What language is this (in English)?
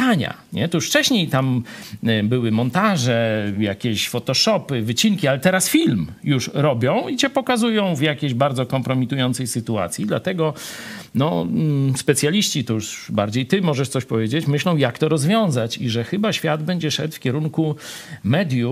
Polish